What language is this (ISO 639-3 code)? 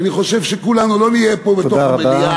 heb